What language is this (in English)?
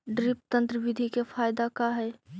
Magahi